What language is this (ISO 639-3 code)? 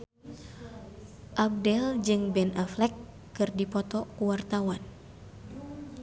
sun